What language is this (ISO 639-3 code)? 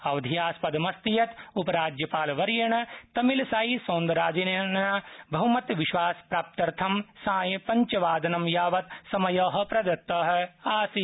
san